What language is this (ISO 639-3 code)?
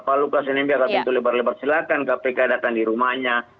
ind